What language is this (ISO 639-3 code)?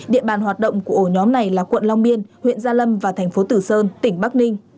vie